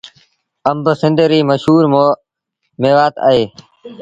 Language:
Sindhi Bhil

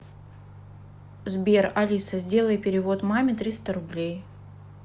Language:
Russian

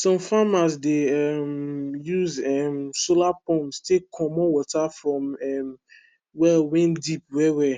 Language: Nigerian Pidgin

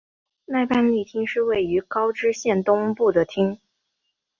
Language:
Chinese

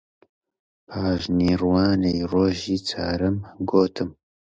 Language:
Central Kurdish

